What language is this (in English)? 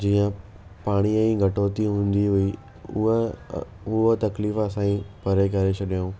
Sindhi